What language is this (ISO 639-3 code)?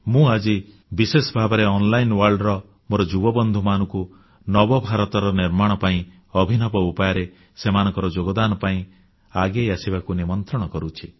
ori